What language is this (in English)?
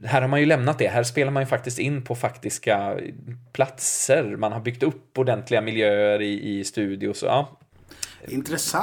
Swedish